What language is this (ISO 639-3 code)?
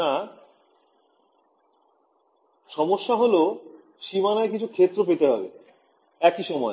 ben